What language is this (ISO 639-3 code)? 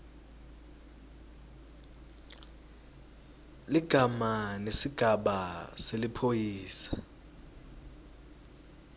ssw